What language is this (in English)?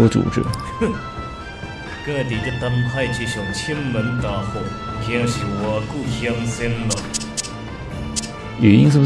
Chinese